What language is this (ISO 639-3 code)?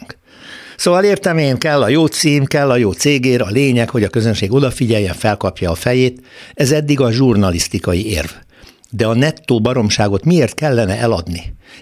hun